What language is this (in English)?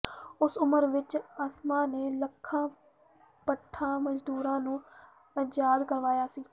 Punjabi